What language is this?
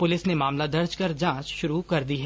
Hindi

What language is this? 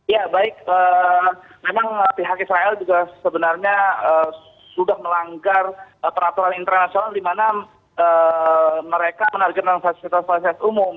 Indonesian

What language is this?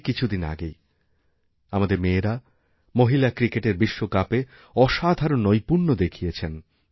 Bangla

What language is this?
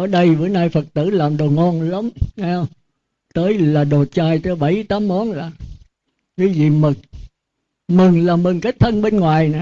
Vietnamese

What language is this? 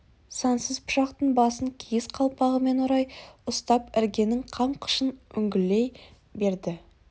Kazakh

